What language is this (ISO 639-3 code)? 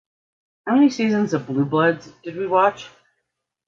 eng